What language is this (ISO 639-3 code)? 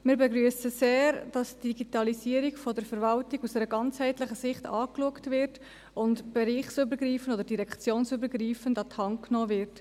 gsw